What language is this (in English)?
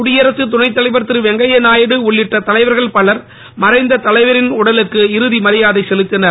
Tamil